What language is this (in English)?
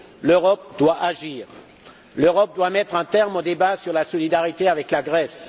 French